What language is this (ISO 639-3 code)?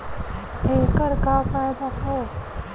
bho